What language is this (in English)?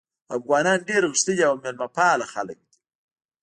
Pashto